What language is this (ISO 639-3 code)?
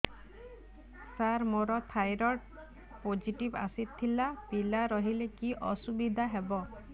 ori